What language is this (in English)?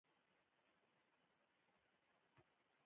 Pashto